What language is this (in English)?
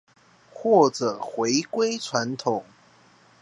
Chinese